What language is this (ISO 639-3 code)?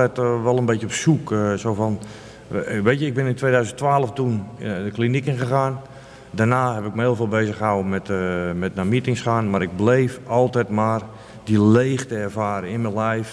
nld